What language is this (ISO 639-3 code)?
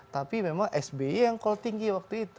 ind